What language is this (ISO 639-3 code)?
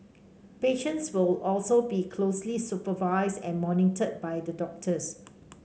eng